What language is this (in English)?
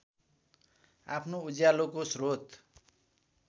Nepali